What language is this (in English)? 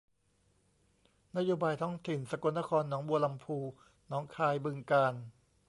Thai